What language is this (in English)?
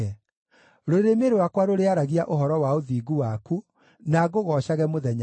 Kikuyu